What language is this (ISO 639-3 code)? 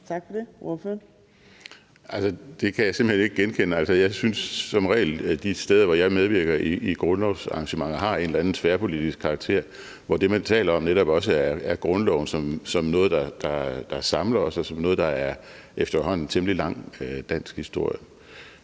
dan